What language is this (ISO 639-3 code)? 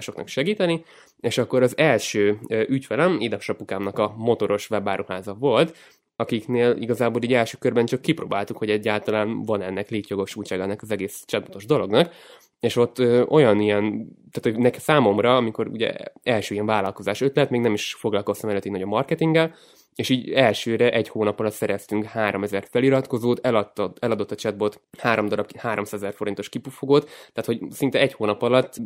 hun